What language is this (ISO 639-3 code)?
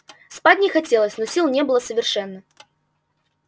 rus